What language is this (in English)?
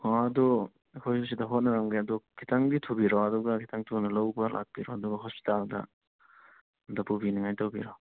Manipuri